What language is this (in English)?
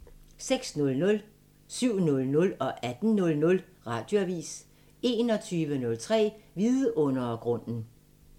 Danish